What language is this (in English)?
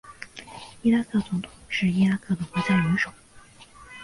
Chinese